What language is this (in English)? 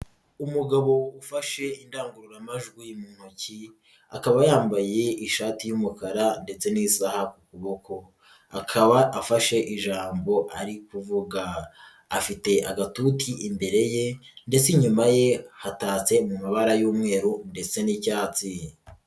Kinyarwanda